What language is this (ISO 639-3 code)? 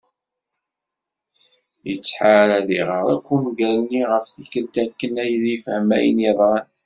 kab